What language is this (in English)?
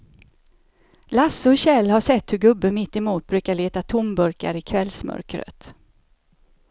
Swedish